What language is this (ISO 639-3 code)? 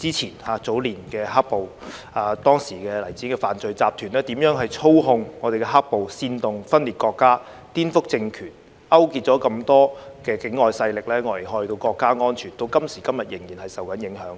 yue